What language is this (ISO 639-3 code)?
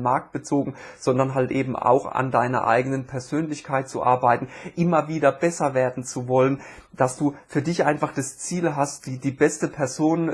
deu